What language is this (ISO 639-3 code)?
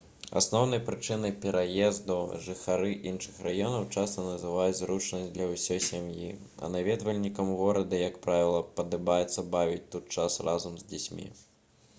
bel